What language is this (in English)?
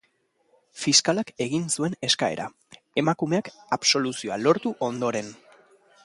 Basque